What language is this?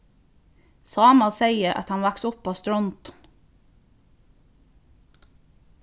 Faroese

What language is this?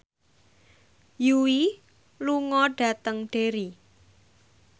Javanese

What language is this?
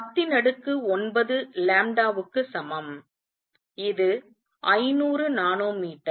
Tamil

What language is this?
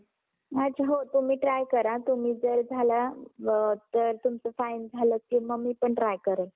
Marathi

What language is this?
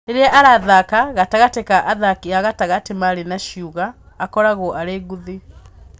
Kikuyu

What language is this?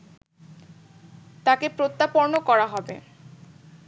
Bangla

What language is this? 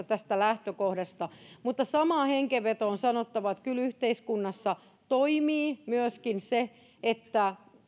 Finnish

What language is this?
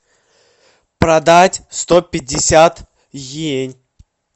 Russian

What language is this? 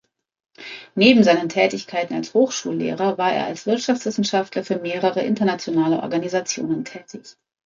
German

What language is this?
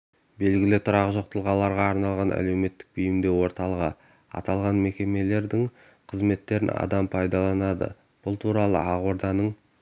Kazakh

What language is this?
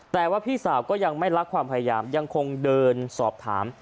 Thai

